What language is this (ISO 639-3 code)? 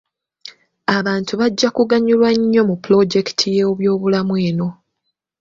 lug